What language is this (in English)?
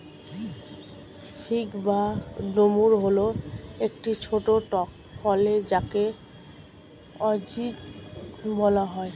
Bangla